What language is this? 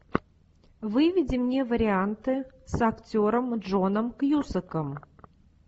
Russian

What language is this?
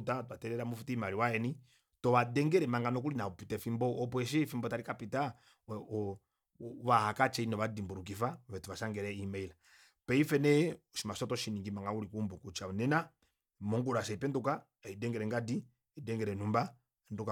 Kuanyama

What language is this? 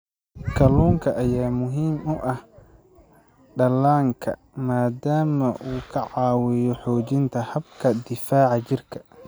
Somali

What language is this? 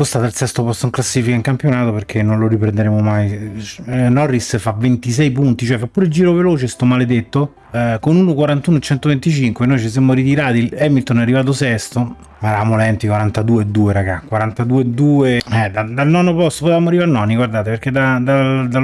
Italian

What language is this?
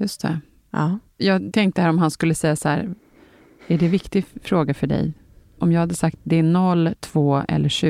Swedish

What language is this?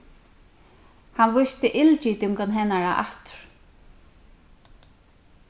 Faroese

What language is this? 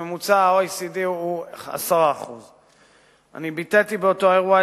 Hebrew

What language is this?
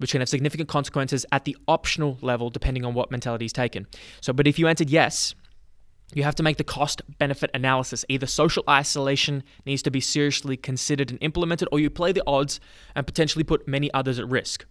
English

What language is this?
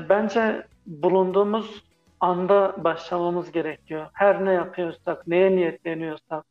Turkish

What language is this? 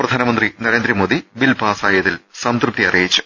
Malayalam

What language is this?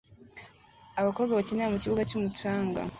Kinyarwanda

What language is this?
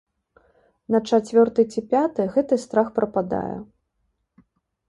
Belarusian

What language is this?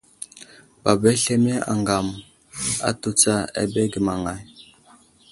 Wuzlam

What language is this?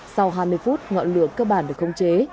Vietnamese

